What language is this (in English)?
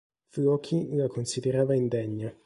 Italian